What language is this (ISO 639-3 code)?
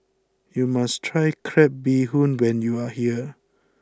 eng